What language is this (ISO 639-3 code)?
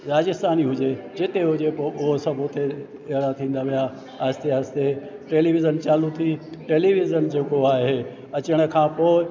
snd